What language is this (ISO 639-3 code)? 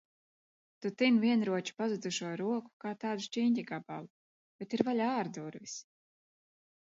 lav